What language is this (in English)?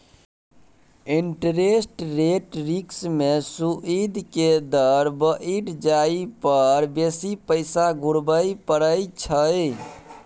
Maithili